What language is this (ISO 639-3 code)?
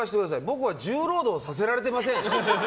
jpn